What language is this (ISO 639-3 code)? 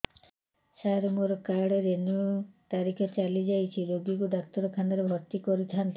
ori